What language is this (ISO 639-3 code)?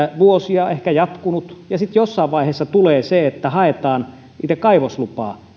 fin